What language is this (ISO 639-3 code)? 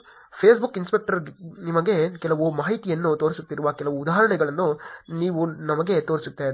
kan